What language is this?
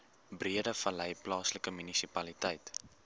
Afrikaans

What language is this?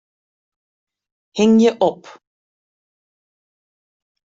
Western Frisian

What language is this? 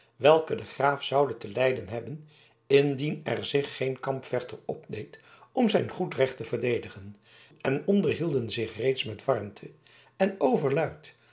Dutch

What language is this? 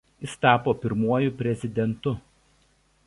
Lithuanian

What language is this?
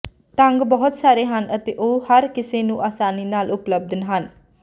Punjabi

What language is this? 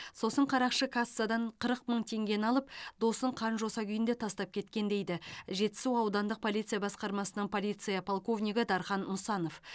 Kazakh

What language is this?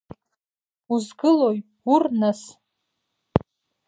Abkhazian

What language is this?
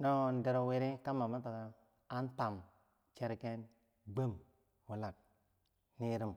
Bangwinji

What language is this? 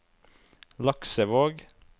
Norwegian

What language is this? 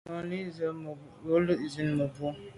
Medumba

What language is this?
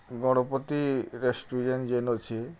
Odia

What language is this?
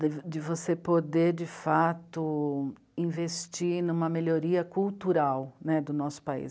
Portuguese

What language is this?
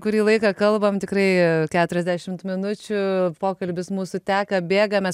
Lithuanian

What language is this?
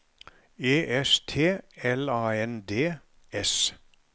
Norwegian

